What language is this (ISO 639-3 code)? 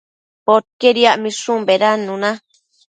mcf